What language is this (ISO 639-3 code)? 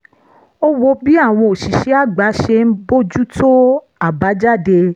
yor